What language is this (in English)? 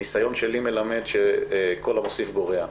Hebrew